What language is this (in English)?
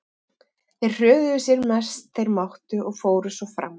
Icelandic